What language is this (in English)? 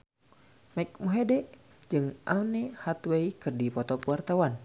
Sundanese